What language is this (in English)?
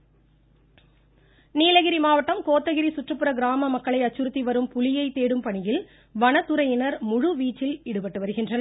Tamil